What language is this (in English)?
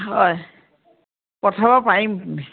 Assamese